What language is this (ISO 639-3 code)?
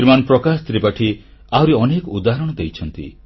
ori